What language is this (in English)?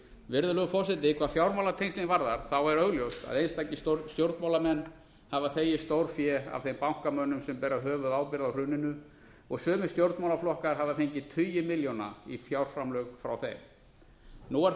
Icelandic